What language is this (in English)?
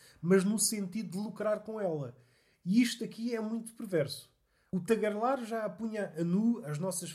Portuguese